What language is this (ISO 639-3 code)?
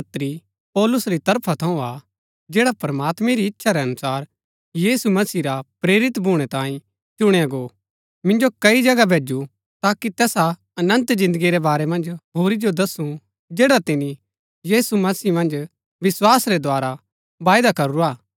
gbk